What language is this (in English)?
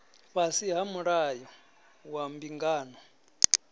Venda